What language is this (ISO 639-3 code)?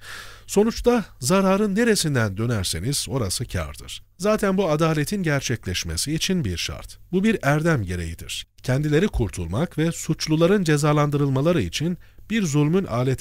tur